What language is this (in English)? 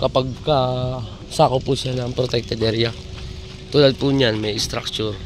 Filipino